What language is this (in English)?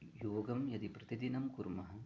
Sanskrit